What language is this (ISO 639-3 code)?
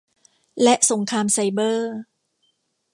tha